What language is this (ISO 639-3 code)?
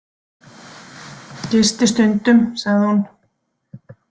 isl